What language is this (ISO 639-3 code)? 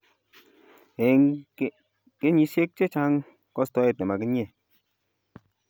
kln